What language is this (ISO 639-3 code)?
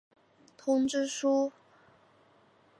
zho